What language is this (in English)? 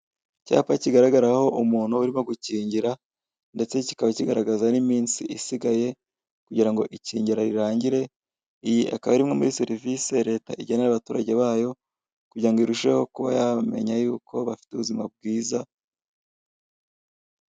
Kinyarwanda